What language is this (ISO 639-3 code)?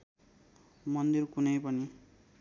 nep